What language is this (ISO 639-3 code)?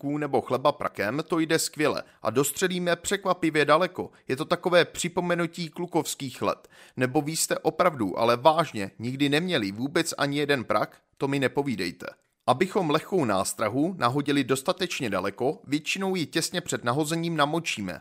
ces